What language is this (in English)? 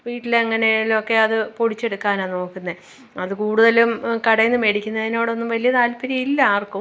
Malayalam